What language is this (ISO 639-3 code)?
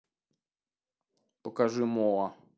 rus